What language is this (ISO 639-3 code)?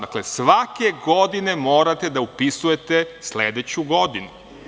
srp